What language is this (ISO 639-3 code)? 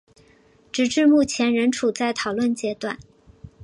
zho